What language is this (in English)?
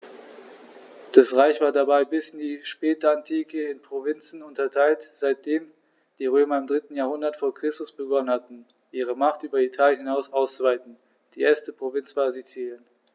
German